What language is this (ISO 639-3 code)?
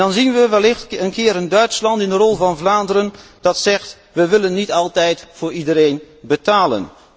nld